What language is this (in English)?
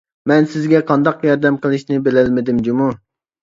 Uyghur